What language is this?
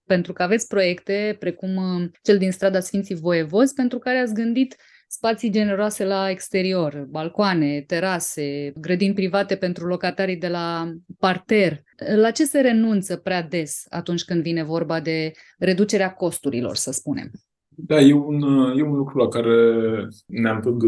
Romanian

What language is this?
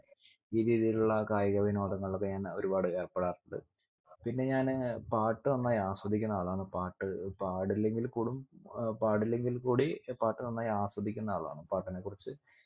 Malayalam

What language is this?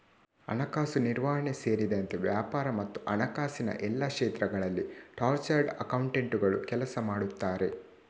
Kannada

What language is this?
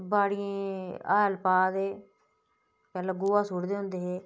Dogri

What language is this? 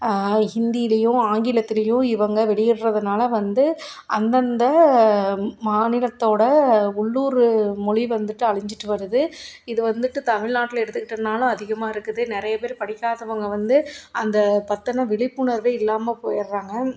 Tamil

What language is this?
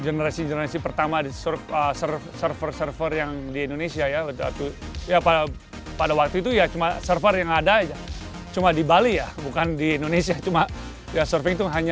Indonesian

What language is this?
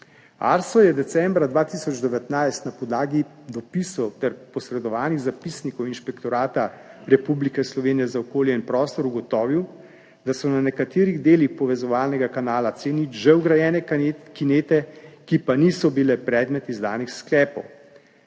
Slovenian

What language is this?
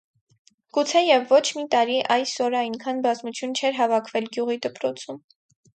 Armenian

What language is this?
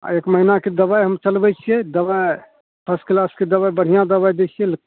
Maithili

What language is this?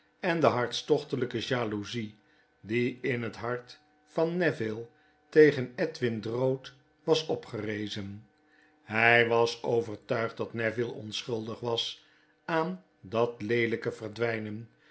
Dutch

